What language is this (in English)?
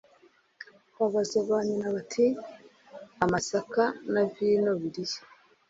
Kinyarwanda